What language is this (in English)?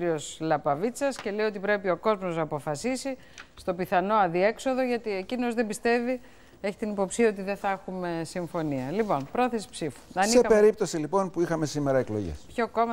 Greek